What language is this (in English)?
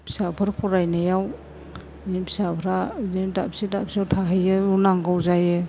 Bodo